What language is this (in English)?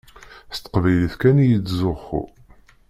Kabyle